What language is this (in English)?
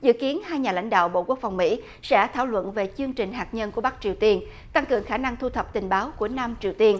Vietnamese